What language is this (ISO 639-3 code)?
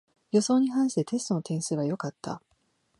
jpn